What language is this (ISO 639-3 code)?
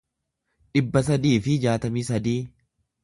orm